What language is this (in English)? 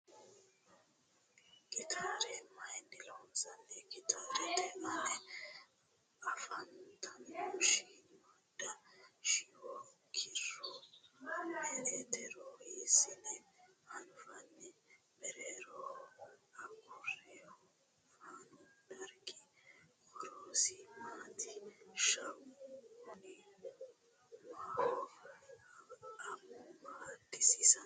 Sidamo